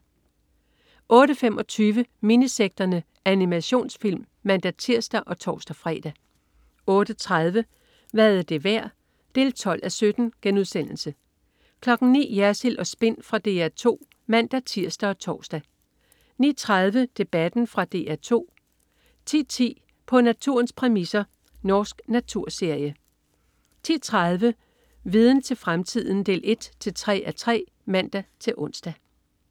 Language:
Danish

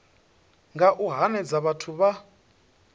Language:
Venda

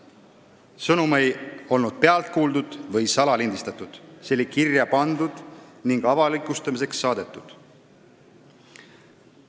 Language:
Estonian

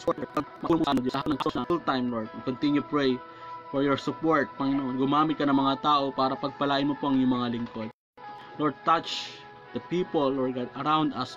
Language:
Filipino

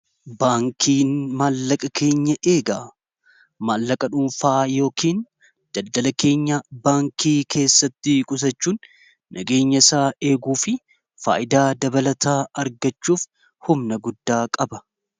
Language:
Oromo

